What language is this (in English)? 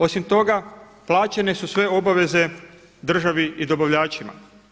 Croatian